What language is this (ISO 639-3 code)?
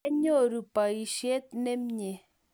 kln